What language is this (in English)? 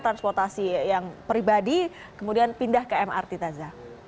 Indonesian